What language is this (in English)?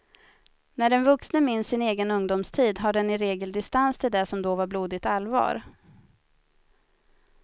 Swedish